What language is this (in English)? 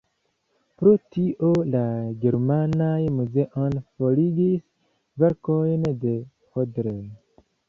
Esperanto